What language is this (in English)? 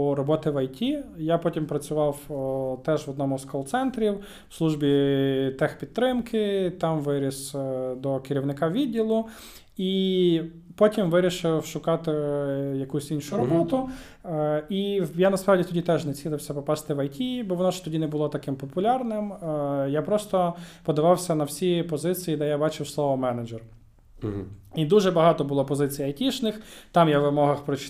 Ukrainian